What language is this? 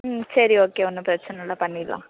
Tamil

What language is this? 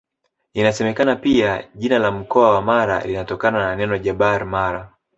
Swahili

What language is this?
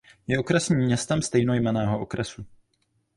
Czech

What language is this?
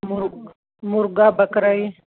Punjabi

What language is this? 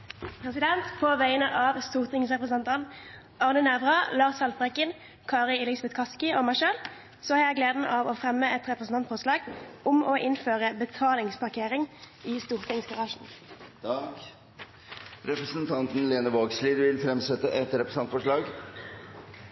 Norwegian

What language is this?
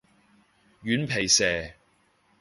Cantonese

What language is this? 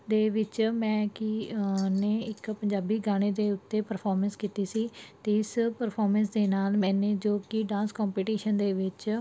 Punjabi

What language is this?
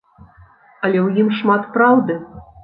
Belarusian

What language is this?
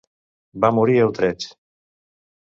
Catalan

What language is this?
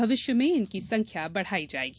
Hindi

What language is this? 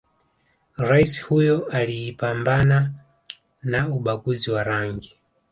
Swahili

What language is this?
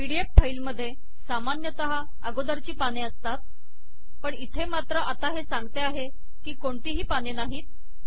Marathi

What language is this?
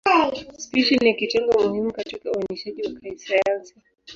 Swahili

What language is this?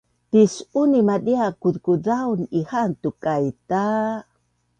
Bunun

